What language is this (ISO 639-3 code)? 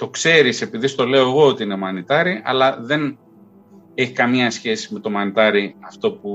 ell